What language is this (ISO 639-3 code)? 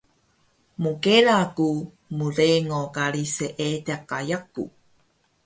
trv